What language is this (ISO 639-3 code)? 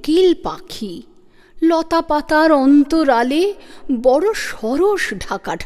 ben